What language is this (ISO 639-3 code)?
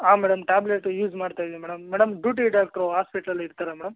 kan